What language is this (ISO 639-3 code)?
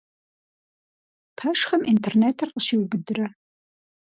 kbd